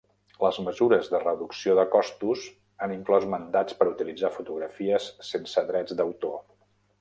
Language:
Catalan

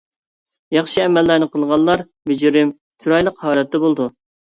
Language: Uyghur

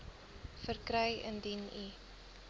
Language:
Afrikaans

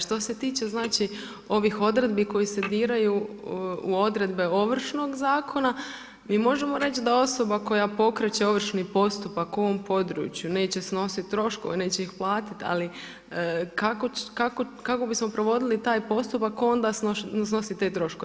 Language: Croatian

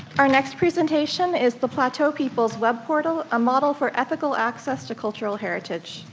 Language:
English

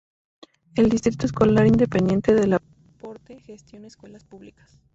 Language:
Spanish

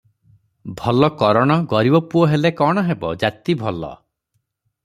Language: Odia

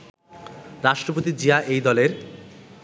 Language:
Bangla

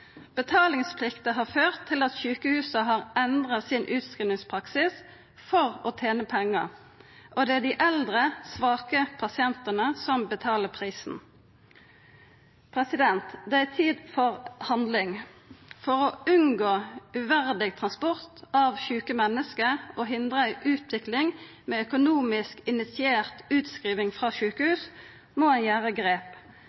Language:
Norwegian Nynorsk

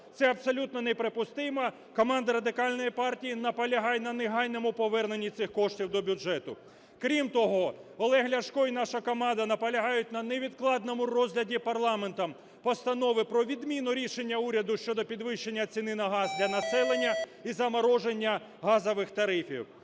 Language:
Ukrainian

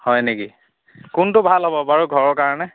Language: Assamese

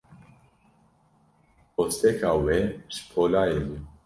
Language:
Kurdish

